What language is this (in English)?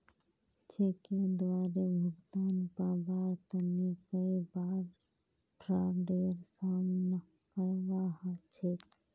Magahi